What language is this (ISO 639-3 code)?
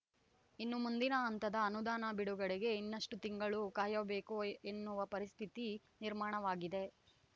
kan